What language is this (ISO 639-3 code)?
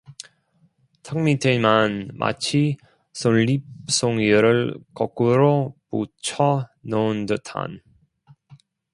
kor